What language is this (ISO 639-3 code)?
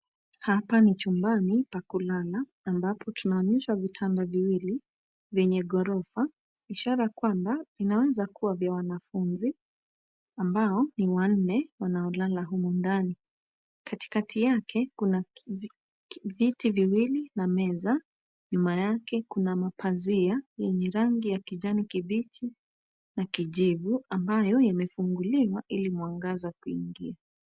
swa